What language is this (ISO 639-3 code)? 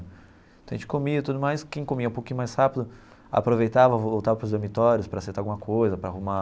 por